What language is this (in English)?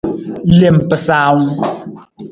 Nawdm